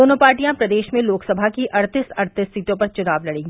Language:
Hindi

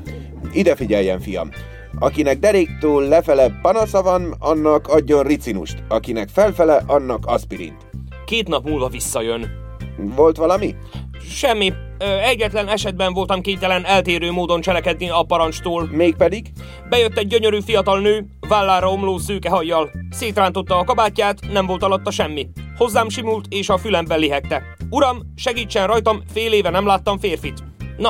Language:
Hungarian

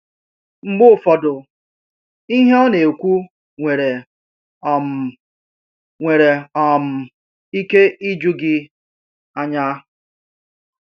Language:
Igbo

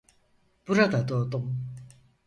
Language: Turkish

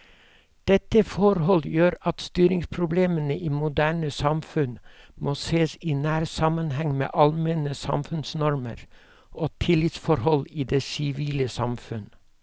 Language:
Norwegian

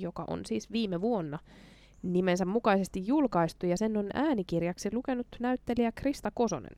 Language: Finnish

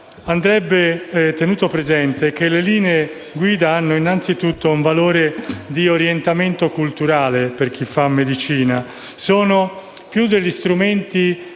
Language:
Italian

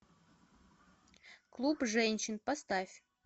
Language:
Russian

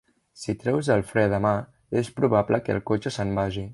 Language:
Catalan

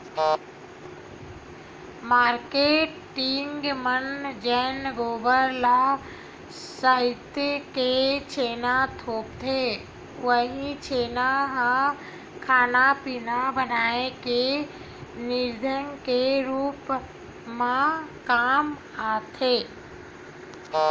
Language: Chhattisgarhi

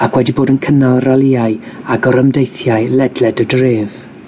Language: Welsh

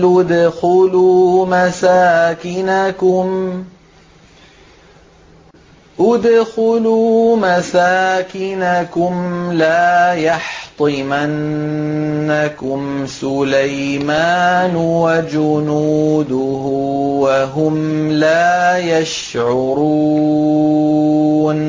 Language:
Arabic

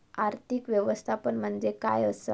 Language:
Marathi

